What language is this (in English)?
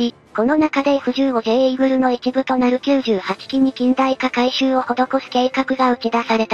Japanese